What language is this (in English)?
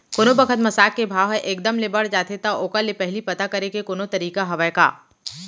Chhattisgarhi